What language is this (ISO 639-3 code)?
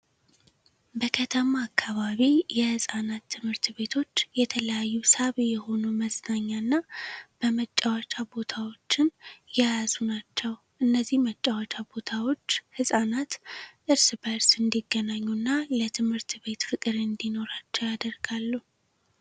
amh